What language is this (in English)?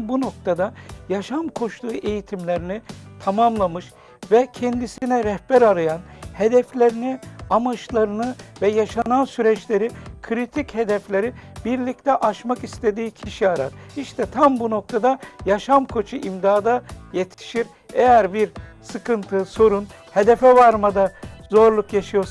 Turkish